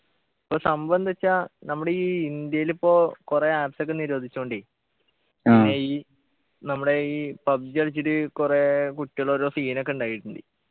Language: Malayalam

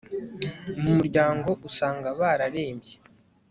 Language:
Kinyarwanda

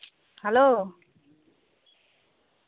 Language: Santali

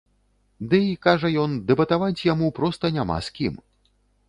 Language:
Belarusian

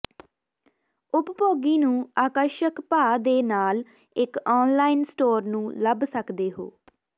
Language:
Punjabi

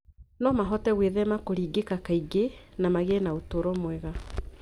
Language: Kikuyu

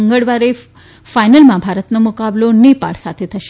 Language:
Gujarati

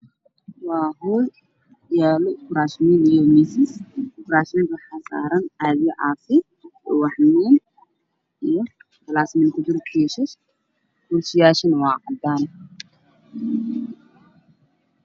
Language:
Somali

